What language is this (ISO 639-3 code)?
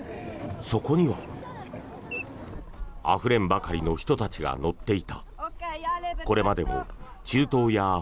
jpn